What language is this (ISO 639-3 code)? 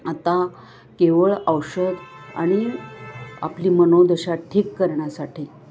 mar